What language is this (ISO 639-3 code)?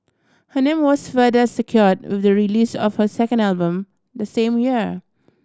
eng